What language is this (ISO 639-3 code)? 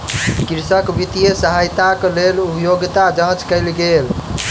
mai